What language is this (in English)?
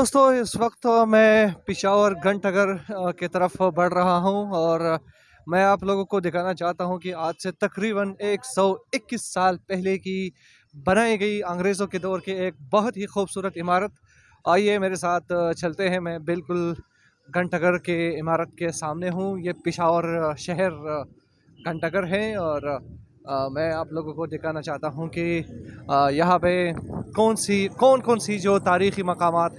Pashto